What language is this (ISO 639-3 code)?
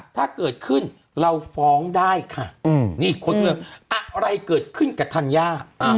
tha